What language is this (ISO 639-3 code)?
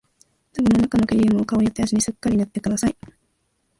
jpn